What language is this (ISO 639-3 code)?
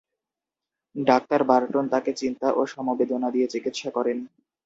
ben